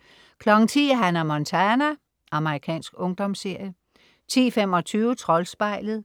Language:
Danish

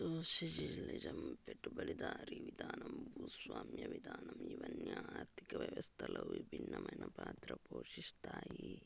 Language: Telugu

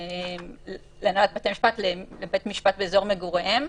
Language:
Hebrew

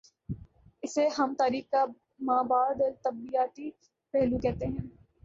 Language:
Urdu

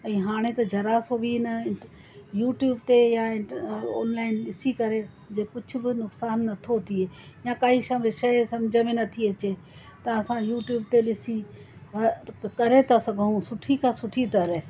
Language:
Sindhi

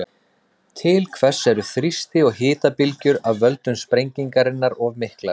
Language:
Icelandic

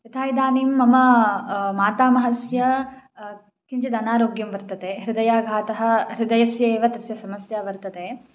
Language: Sanskrit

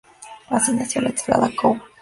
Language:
Spanish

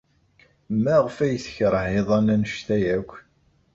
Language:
Kabyle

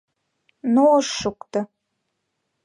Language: Mari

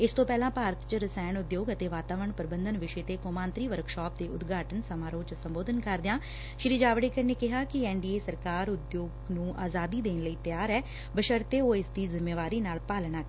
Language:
Punjabi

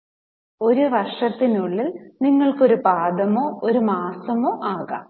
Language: Malayalam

